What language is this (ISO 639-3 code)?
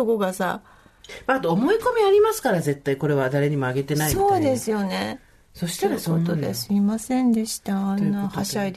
jpn